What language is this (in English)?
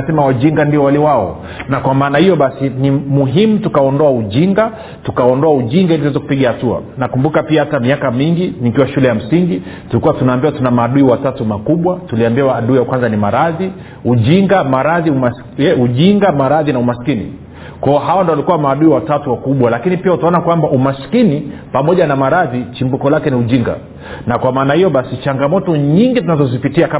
Swahili